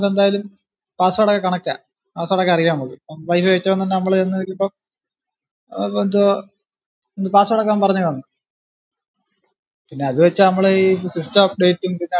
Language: Malayalam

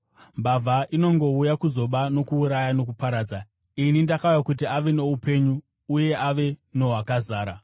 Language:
Shona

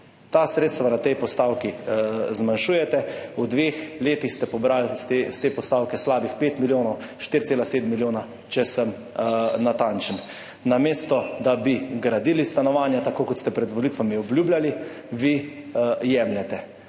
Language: Slovenian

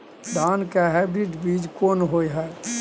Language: Maithili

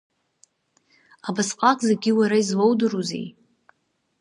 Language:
Abkhazian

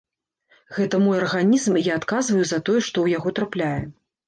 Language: Belarusian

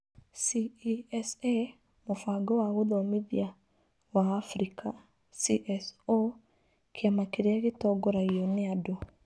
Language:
Kikuyu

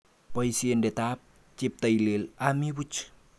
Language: Kalenjin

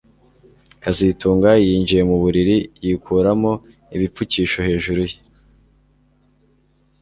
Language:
Kinyarwanda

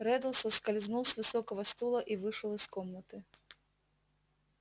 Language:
Russian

